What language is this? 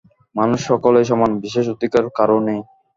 Bangla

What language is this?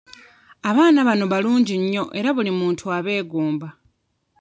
Ganda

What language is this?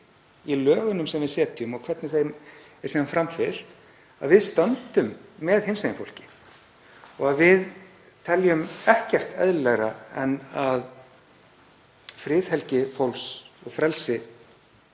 Icelandic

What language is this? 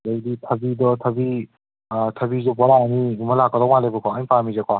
Manipuri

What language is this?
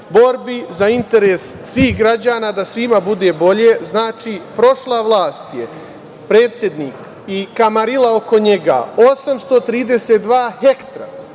Serbian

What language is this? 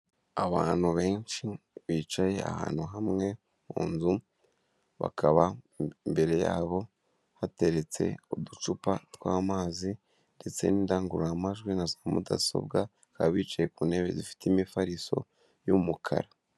Kinyarwanda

